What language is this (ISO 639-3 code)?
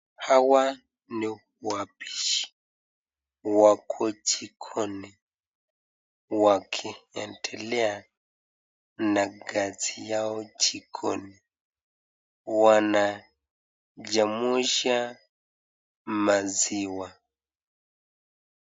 swa